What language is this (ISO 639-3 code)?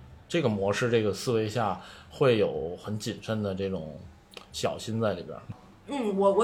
zho